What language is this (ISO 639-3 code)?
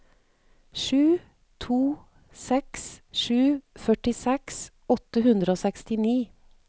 nor